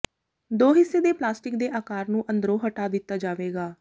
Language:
Punjabi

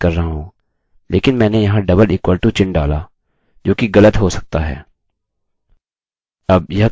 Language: Hindi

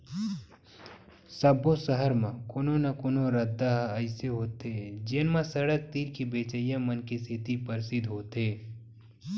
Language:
Chhattisgarhi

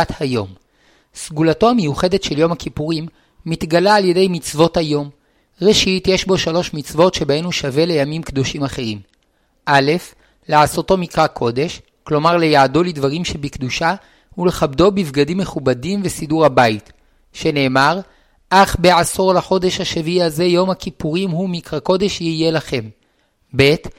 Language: Hebrew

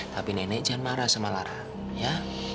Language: Indonesian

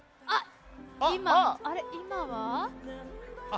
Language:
Japanese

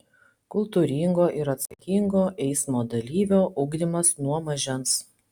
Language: Lithuanian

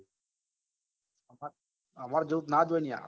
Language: Gujarati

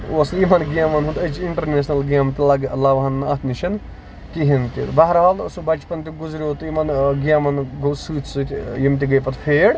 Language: Kashmiri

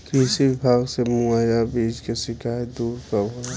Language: Bhojpuri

